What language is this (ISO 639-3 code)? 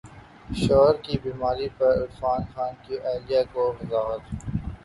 urd